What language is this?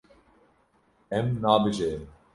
Kurdish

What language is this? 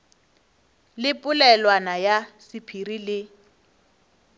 Northern Sotho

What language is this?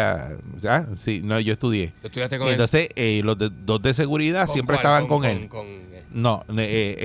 Spanish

